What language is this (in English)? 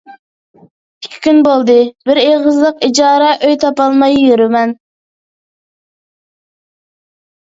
Uyghur